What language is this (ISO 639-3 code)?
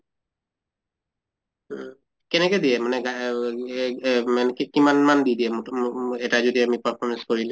asm